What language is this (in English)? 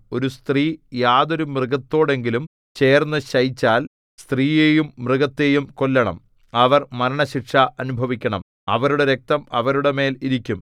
Malayalam